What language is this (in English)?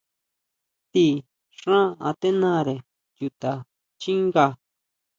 Huautla Mazatec